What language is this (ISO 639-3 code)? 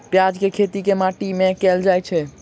mai